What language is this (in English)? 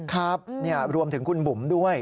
Thai